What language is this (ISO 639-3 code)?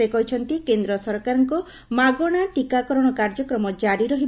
ori